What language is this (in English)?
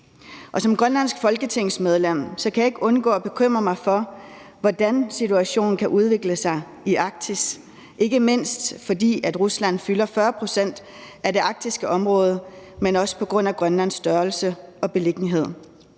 Danish